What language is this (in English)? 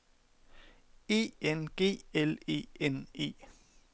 Danish